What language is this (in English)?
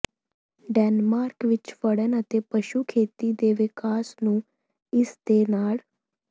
Punjabi